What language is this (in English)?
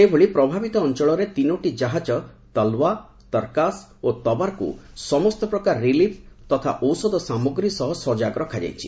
Odia